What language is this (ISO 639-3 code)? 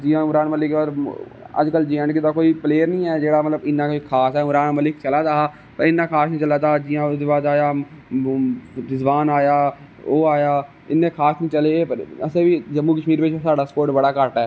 doi